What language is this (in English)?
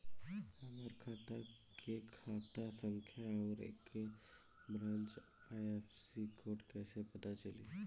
Bhojpuri